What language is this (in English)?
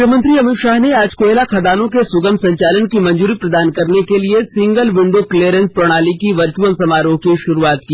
Hindi